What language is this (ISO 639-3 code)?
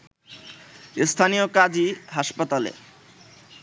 ben